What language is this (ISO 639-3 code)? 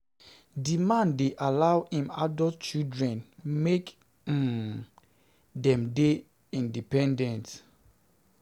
pcm